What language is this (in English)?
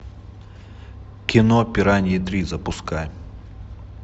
Russian